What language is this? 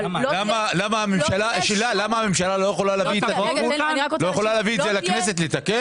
Hebrew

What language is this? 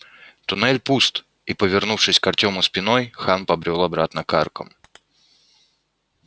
Russian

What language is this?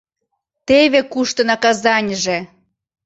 Mari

